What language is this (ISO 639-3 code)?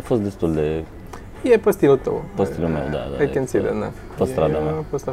ron